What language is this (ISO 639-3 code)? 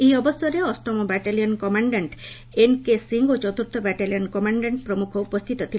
ori